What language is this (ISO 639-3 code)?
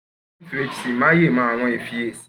yor